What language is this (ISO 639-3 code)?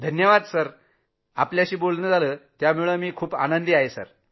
mar